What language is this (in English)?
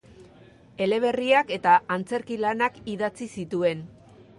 Basque